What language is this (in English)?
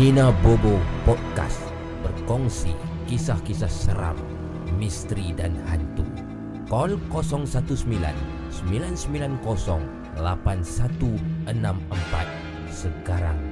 Malay